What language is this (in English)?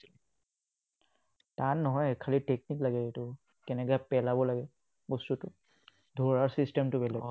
Assamese